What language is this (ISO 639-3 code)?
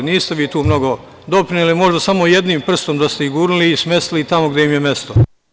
srp